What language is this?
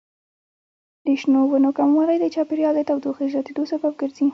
Pashto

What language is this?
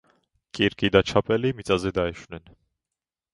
Georgian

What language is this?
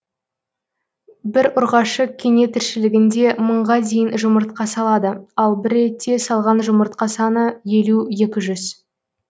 Kazakh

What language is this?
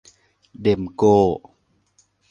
Thai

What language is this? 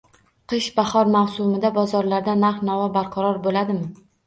Uzbek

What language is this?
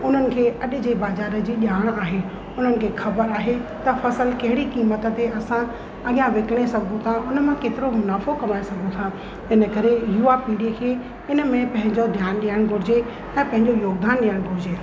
Sindhi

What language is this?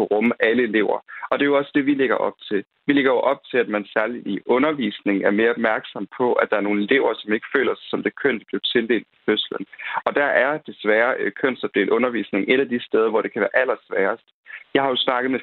Danish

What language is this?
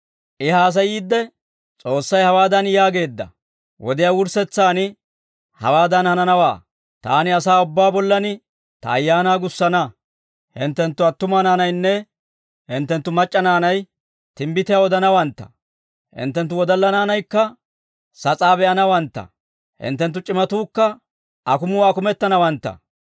Dawro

